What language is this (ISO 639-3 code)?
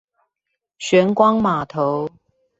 zho